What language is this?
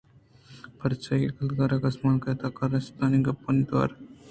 Eastern Balochi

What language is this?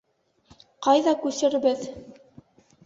Bashkir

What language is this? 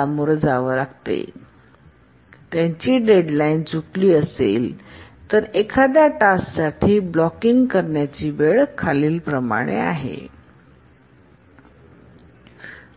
Marathi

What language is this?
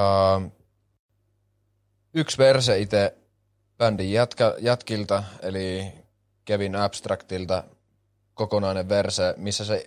Finnish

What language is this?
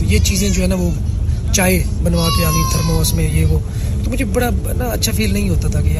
Urdu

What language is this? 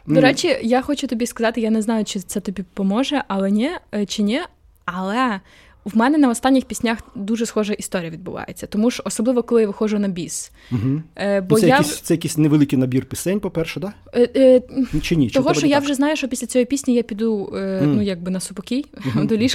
Ukrainian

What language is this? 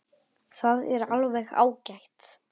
Icelandic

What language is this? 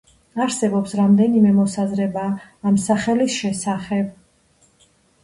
Georgian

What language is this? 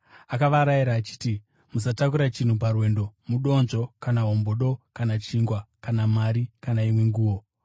Shona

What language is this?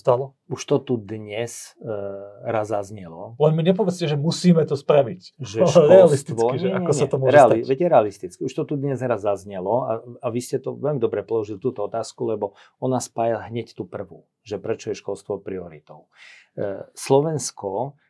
Slovak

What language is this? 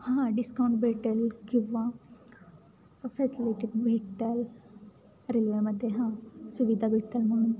Marathi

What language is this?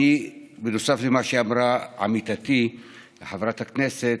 Hebrew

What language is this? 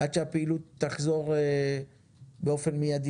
Hebrew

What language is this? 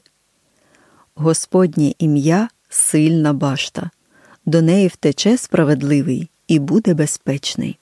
Ukrainian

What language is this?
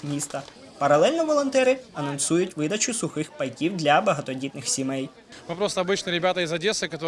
Ukrainian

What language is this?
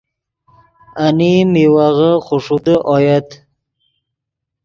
Yidgha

